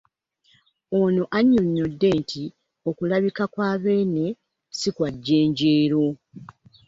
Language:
Ganda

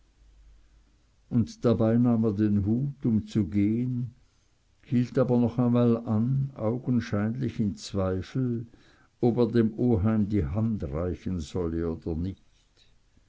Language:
German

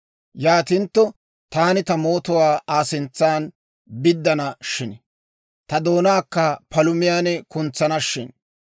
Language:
Dawro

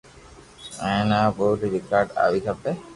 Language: Loarki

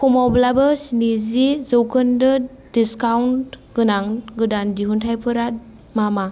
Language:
Bodo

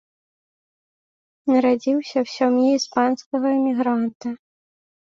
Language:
Belarusian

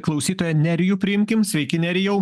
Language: Lithuanian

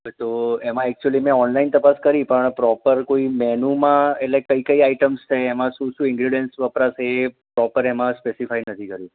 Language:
Gujarati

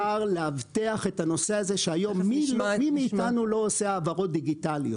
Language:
Hebrew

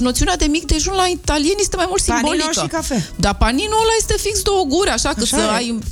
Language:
Romanian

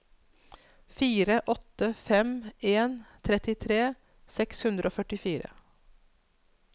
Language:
Norwegian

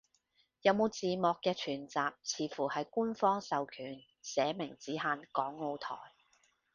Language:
Cantonese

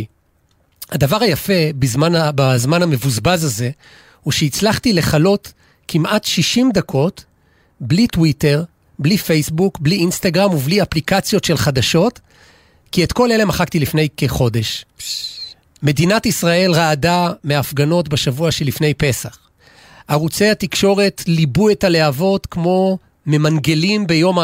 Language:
Hebrew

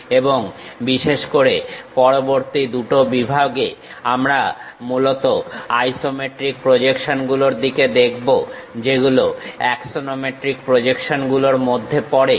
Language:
Bangla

